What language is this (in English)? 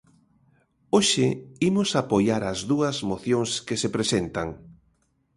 Galician